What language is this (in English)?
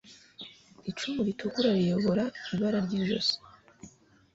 Kinyarwanda